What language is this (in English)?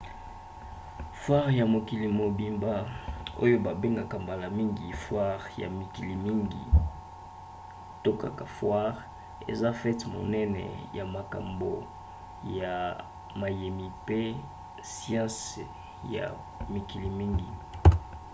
Lingala